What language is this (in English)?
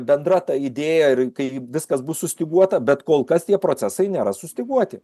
Lithuanian